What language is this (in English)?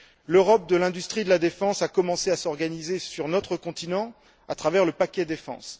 French